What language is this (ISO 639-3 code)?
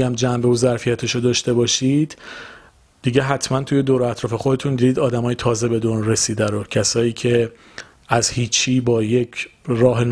fas